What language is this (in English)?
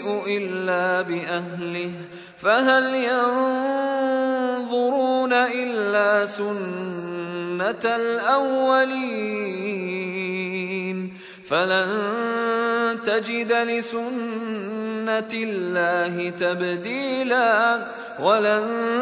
Arabic